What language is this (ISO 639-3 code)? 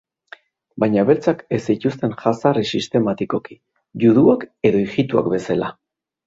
eus